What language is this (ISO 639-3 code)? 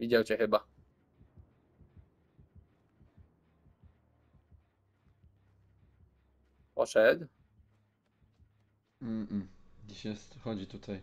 pol